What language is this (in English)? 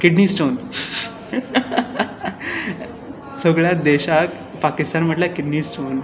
Konkani